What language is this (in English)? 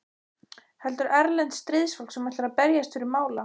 Icelandic